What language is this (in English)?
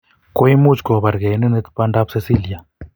Kalenjin